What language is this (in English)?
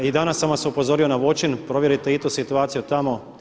Croatian